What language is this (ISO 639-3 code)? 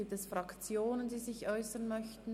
gsw